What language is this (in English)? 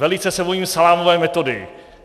Czech